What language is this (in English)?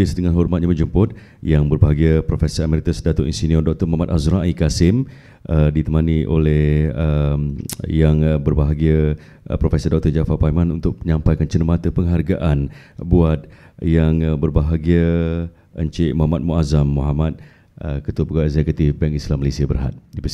Malay